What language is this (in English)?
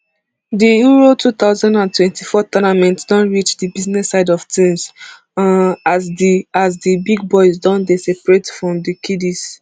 Nigerian Pidgin